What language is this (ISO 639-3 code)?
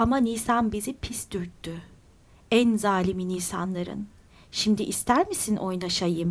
tur